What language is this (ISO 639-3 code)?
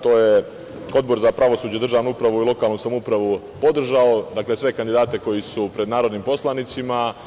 srp